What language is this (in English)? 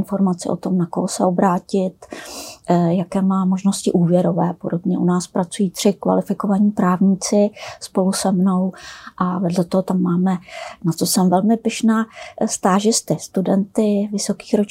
Czech